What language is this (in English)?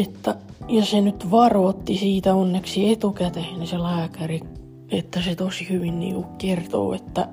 Finnish